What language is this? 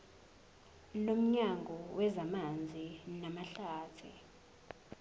Zulu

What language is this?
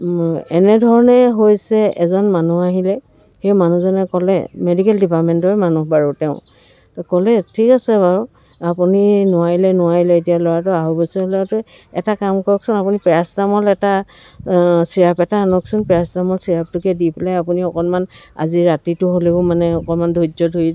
Assamese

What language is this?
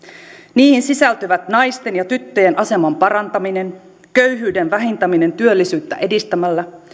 Finnish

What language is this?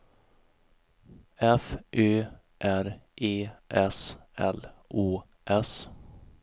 Swedish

